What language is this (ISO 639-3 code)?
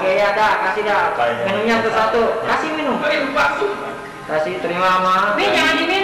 tha